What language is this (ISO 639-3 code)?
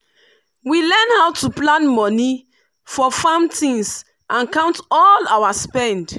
pcm